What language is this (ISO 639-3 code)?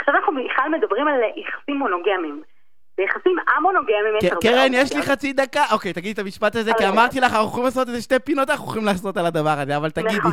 heb